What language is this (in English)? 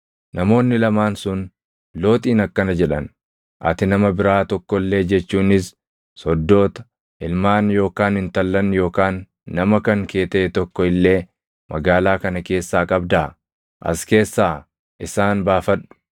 Oromo